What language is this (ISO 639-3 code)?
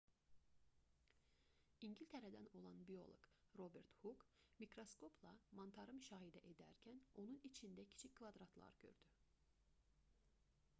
aze